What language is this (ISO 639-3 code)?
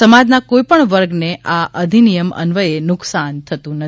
guj